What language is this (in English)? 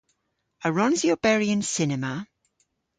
Cornish